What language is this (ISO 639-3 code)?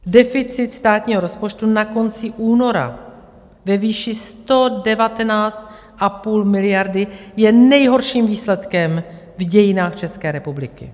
ces